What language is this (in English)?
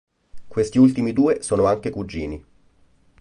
Italian